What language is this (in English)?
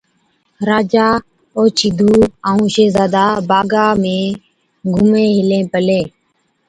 Od